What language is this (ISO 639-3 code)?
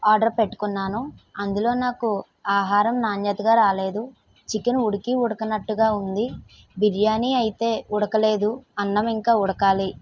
tel